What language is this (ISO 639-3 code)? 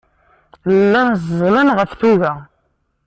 kab